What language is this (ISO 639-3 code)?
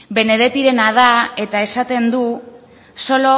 eus